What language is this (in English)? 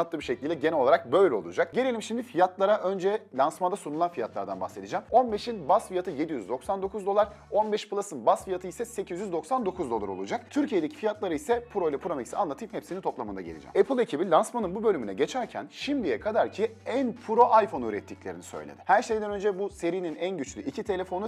Turkish